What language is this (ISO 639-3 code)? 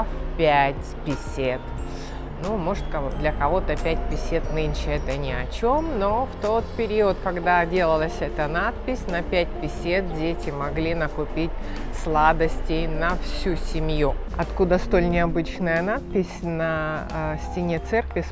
rus